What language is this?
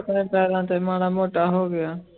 Punjabi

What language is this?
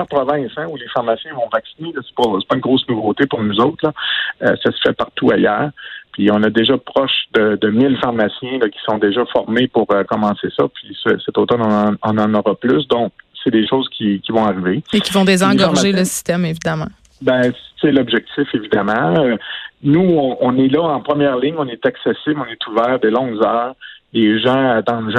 French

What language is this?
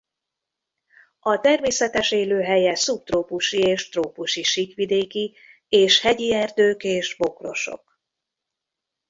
Hungarian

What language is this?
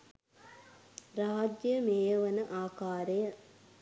Sinhala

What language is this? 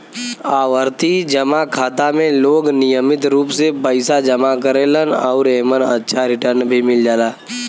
Bhojpuri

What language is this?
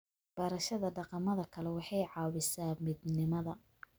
Somali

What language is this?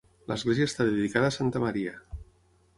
Catalan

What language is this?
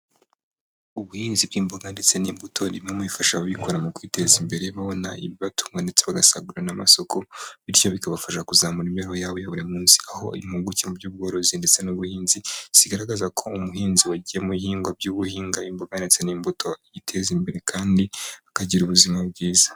Kinyarwanda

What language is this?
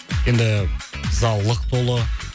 Kazakh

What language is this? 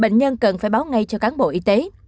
Vietnamese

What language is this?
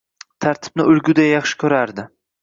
Uzbek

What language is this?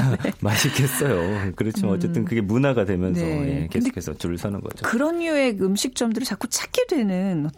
Korean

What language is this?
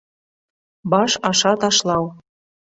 Bashkir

